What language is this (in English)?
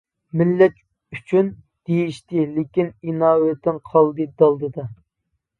Uyghur